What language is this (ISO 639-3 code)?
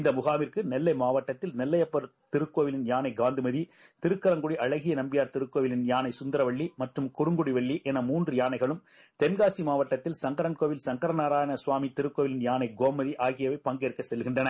tam